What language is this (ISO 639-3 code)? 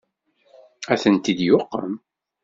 kab